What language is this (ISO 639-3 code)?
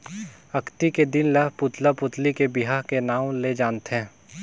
hne